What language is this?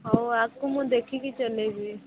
Odia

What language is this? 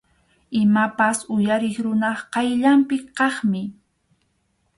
Arequipa-La Unión Quechua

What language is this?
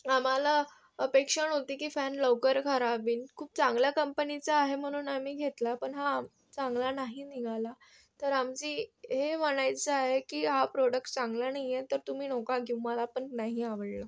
Marathi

